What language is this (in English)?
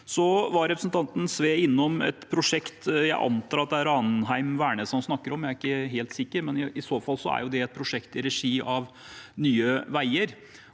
Norwegian